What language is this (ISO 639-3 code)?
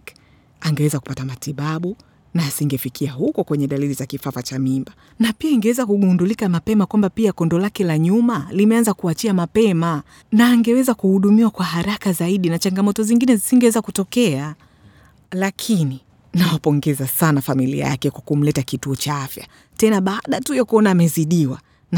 swa